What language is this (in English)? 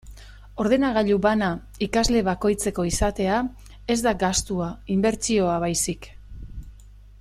Basque